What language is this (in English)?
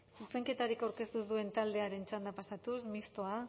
Basque